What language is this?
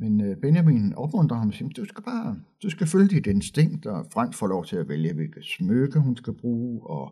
Danish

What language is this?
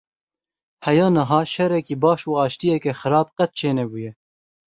Kurdish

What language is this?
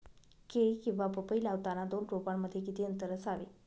Marathi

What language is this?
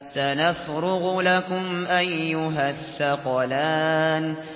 Arabic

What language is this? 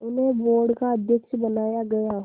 Hindi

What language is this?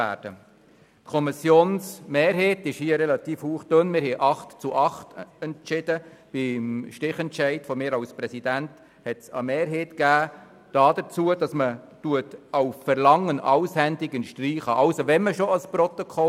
Swiss German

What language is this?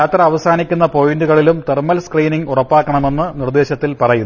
Malayalam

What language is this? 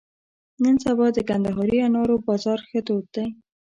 Pashto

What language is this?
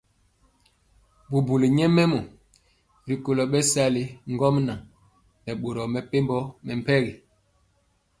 Mpiemo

